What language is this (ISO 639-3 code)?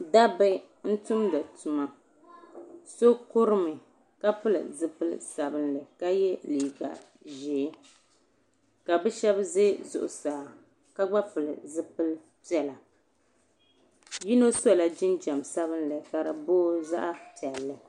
dag